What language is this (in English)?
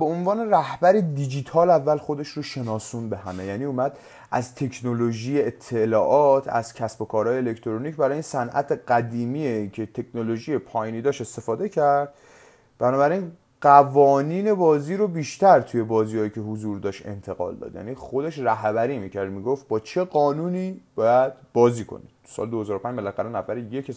Persian